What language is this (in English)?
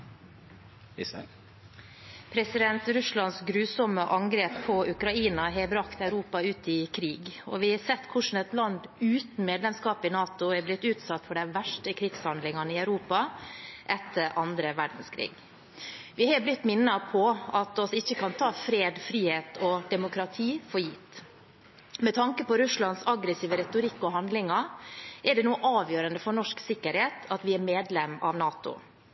Norwegian Bokmål